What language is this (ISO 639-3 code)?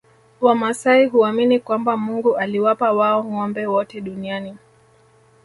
swa